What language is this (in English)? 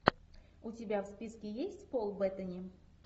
Russian